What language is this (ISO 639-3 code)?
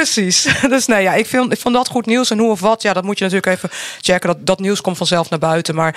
nld